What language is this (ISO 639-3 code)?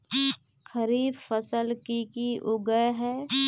mag